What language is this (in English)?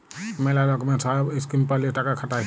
Bangla